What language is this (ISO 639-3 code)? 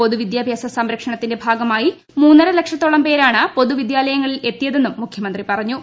mal